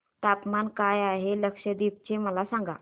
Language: Marathi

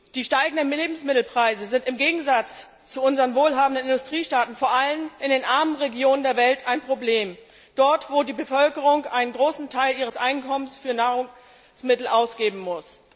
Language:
German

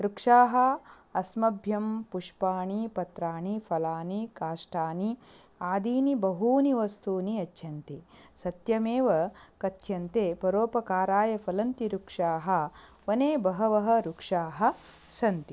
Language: Sanskrit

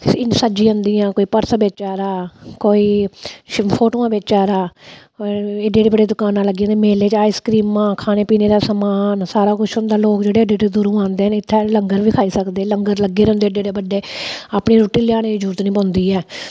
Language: Dogri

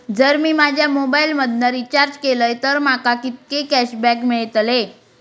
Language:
Marathi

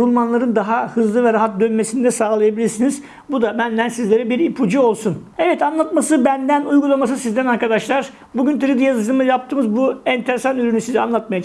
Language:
Turkish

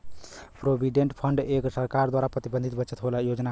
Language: Bhojpuri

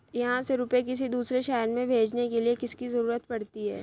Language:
Hindi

